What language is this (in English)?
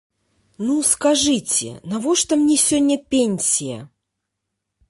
Belarusian